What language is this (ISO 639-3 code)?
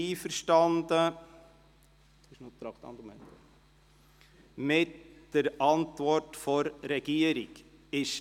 gsw